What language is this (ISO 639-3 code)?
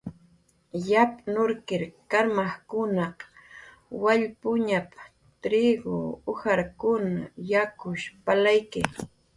jqr